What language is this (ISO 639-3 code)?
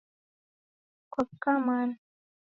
dav